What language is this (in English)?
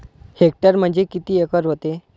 Marathi